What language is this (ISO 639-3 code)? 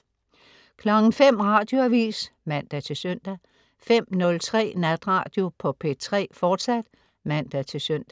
dan